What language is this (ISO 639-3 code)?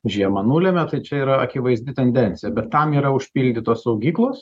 lit